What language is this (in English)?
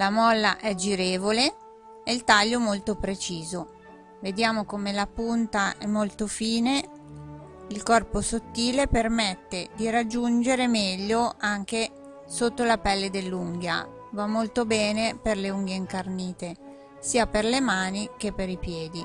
Italian